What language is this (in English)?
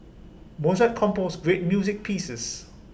English